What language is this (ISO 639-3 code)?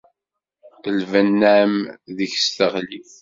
kab